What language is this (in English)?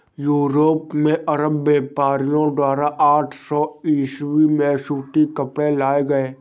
Hindi